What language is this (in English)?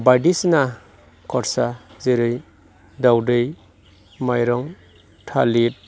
Bodo